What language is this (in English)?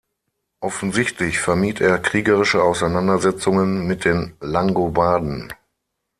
German